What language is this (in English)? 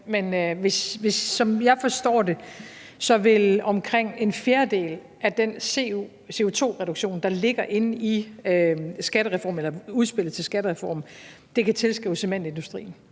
Danish